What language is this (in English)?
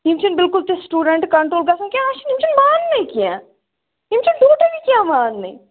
Kashmiri